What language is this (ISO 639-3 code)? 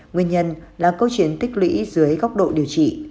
vie